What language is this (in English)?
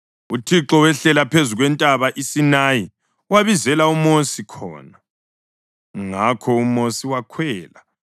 North Ndebele